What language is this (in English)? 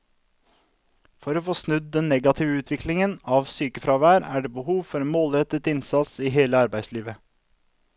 Norwegian